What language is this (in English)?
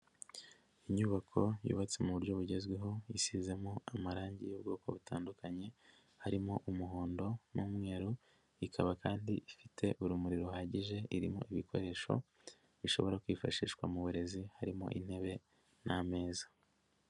Kinyarwanda